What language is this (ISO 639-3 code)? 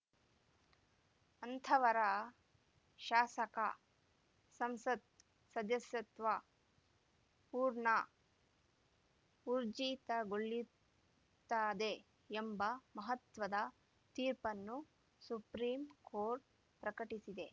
kan